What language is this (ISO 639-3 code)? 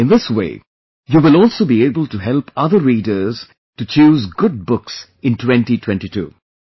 eng